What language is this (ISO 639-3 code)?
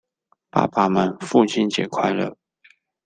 zho